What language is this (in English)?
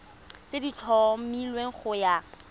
Tswana